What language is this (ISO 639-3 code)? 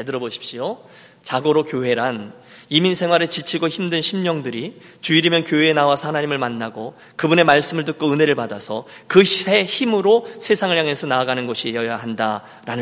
kor